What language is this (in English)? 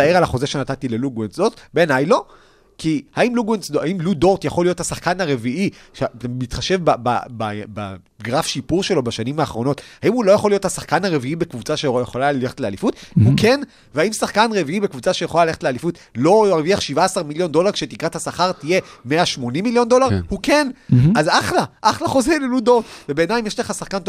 Hebrew